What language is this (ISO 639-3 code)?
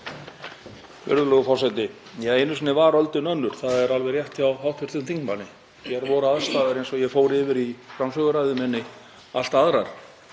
isl